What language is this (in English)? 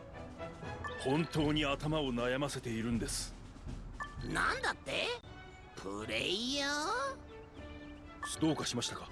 Japanese